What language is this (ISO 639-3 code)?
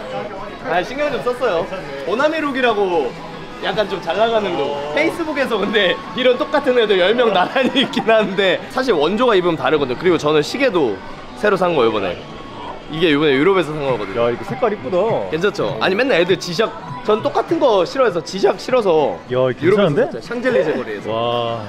kor